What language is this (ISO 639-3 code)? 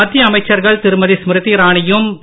tam